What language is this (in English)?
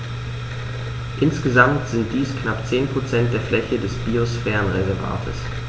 German